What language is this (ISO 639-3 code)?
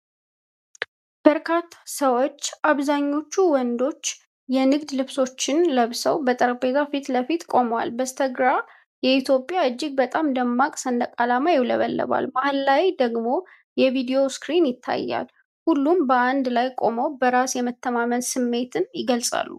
amh